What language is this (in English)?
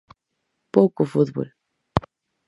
Galician